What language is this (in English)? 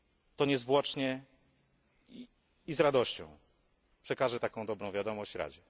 Polish